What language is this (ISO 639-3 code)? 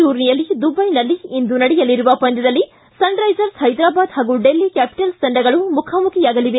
kan